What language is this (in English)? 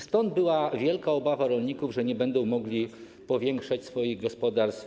Polish